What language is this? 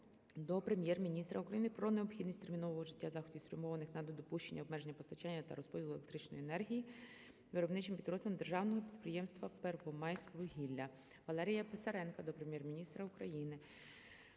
Ukrainian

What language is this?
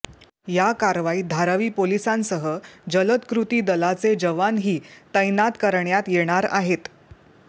Marathi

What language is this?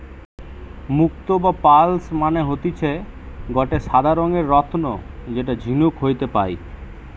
Bangla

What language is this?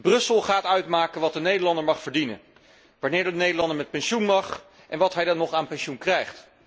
Dutch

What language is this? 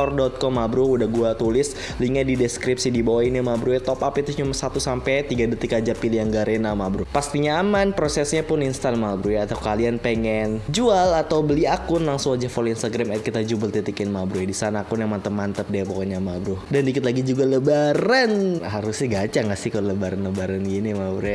Indonesian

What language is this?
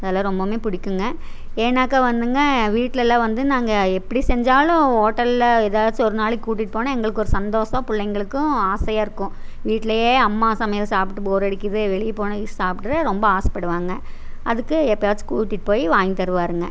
Tamil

